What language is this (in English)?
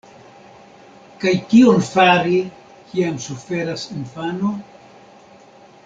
Esperanto